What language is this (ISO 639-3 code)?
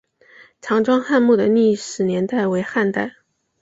zho